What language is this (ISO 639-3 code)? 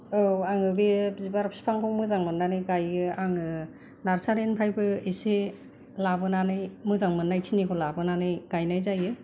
brx